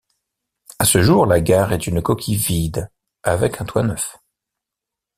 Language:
French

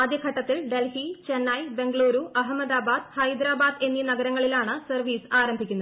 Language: Malayalam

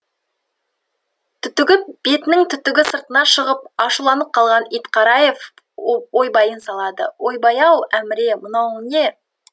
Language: Kazakh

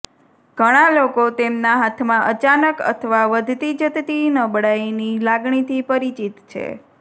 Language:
Gujarati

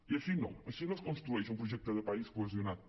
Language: Catalan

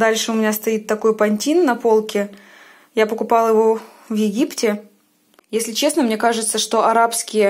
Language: Russian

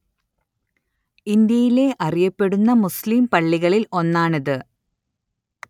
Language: Malayalam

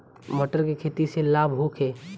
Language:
Bhojpuri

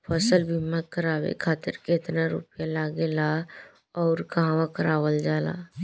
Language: Bhojpuri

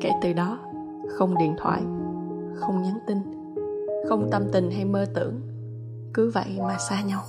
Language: Vietnamese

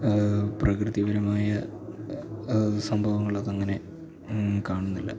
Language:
Malayalam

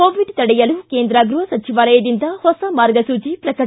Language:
Kannada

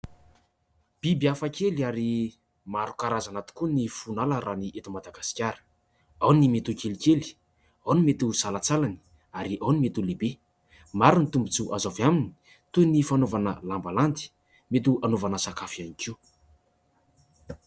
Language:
Malagasy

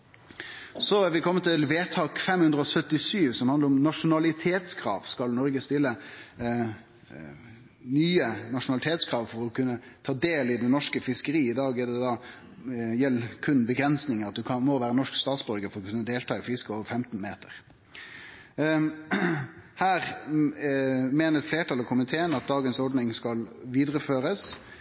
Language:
Norwegian Nynorsk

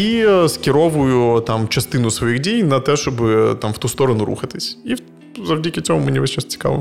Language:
Ukrainian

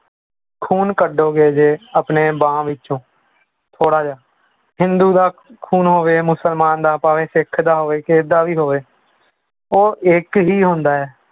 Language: Punjabi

